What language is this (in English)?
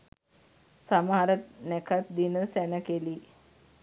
Sinhala